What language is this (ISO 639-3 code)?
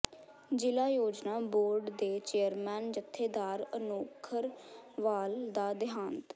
pan